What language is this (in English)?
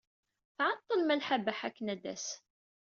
Kabyle